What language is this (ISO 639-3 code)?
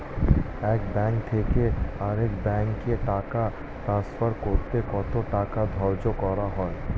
ben